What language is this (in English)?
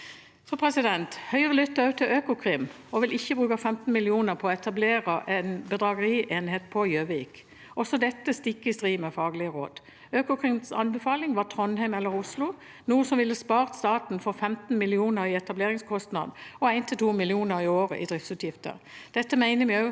Norwegian